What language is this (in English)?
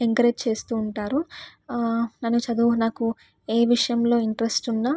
Telugu